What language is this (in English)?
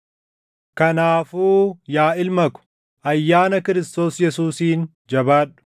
Oromo